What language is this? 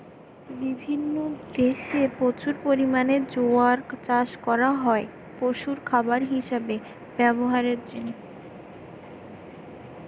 Bangla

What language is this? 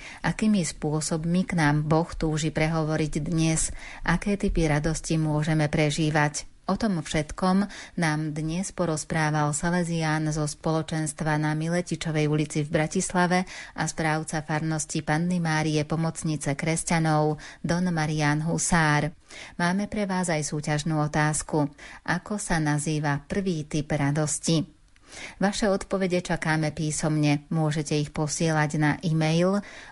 Slovak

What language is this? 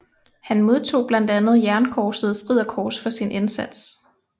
Danish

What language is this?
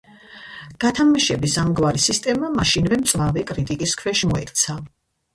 Georgian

